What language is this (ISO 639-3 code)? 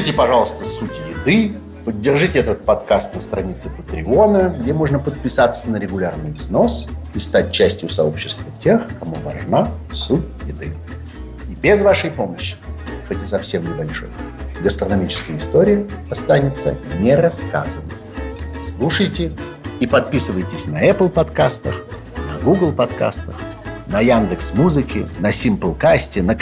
rus